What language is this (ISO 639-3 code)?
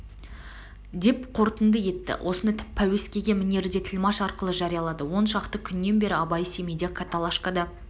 kaz